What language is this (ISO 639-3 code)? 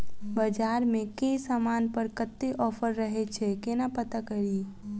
mai